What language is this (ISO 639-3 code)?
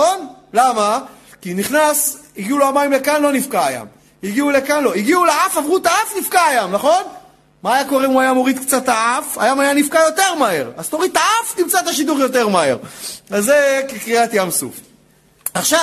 heb